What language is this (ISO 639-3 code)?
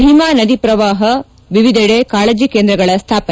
kan